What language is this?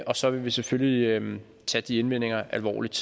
Danish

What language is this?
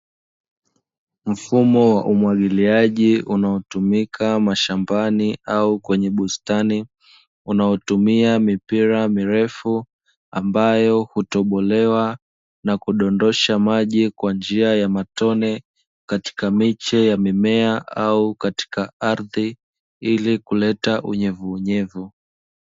Swahili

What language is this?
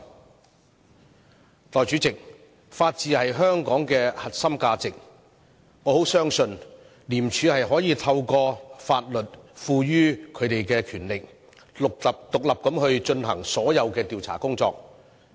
Cantonese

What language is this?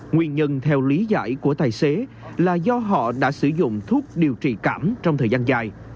Vietnamese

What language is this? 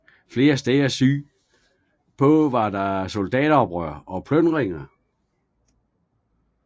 Danish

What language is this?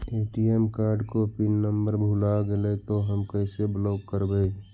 Magahi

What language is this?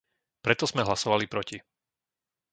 Slovak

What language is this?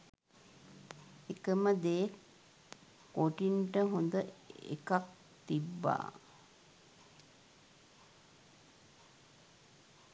Sinhala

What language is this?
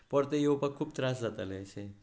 Konkani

